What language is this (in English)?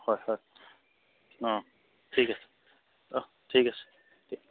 Assamese